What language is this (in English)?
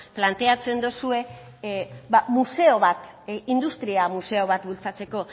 Basque